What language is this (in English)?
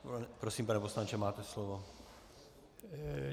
Czech